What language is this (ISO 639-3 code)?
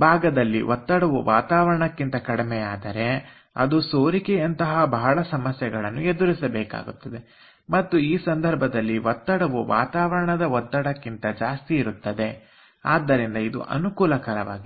kan